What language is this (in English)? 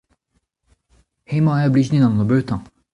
Breton